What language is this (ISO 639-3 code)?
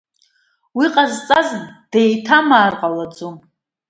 abk